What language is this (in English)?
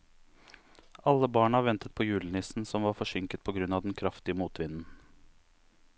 Norwegian